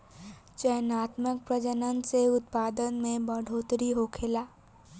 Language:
Bhojpuri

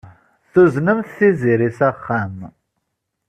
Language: Kabyle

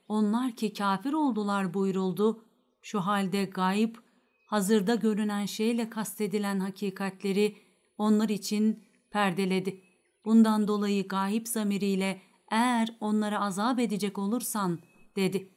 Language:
Turkish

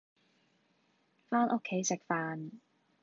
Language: Cantonese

